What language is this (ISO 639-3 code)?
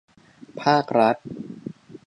tha